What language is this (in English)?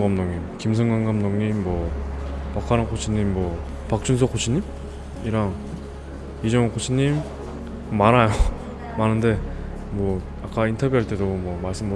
Korean